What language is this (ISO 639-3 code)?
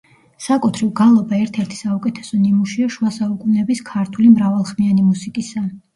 kat